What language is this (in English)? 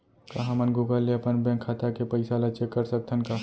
Chhattisgarhi